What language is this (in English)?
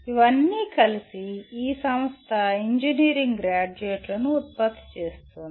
Telugu